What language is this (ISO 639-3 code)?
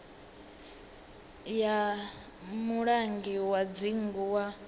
ven